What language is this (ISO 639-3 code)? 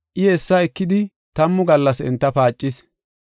gof